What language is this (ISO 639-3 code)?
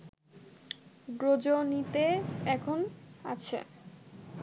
ben